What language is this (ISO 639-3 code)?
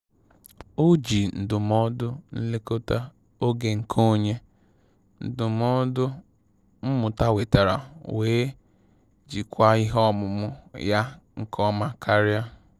ibo